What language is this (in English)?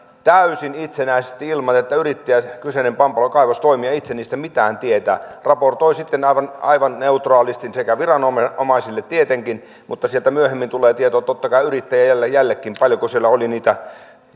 Finnish